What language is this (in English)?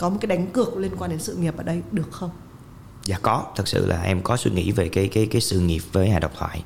Vietnamese